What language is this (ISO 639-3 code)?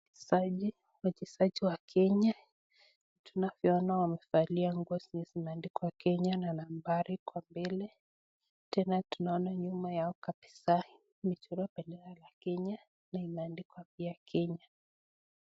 swa